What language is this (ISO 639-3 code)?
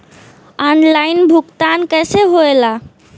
bho